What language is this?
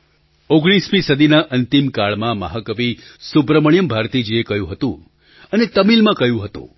Gujarati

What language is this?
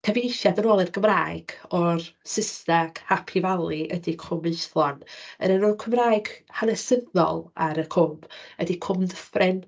Welsh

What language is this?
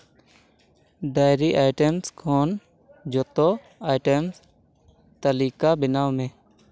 Santali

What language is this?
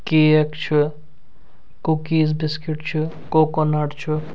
Kashmiri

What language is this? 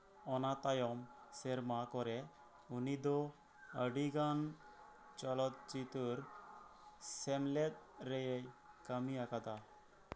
Santali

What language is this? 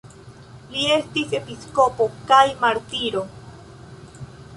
Esperanto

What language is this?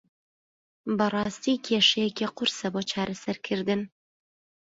Central Kurdish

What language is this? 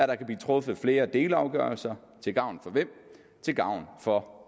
Danish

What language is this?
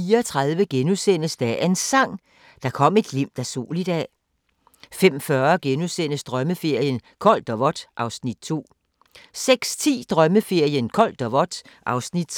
Danish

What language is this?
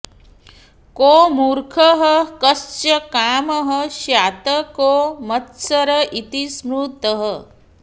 Sanskrit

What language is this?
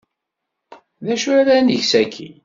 Kabyle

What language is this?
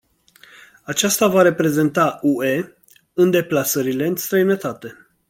Romanian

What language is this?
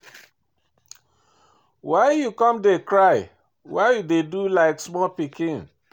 Nigerian Pidgin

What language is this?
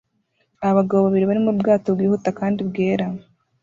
Kinyarwanda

